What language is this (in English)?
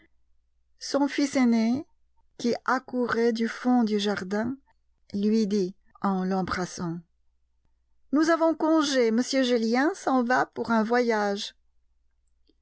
French